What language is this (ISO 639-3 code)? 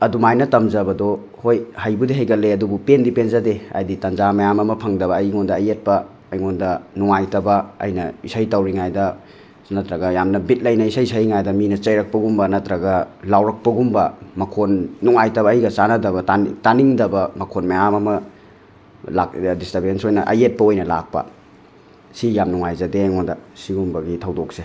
mni